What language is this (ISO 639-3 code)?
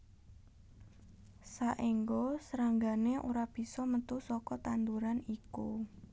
jav